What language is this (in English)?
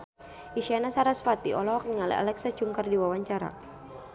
Sundanese